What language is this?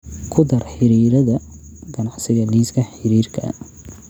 Somali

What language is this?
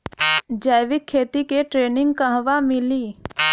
Bhojpuri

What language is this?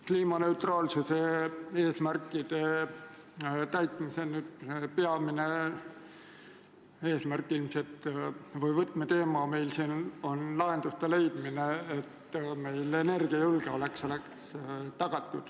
Estonian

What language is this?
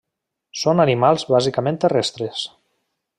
Catalan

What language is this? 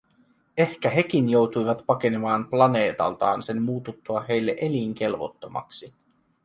Finnish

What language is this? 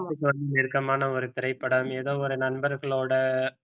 Tamil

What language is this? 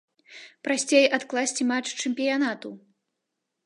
Belarusian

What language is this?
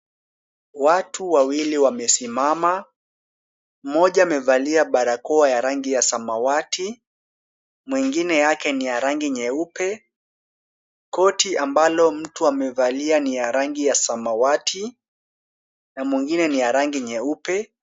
Swahili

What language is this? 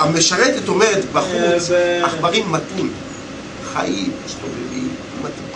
Hebrew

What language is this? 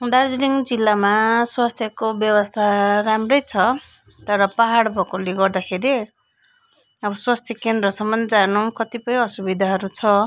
Nepali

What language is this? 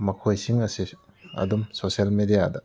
Manipuri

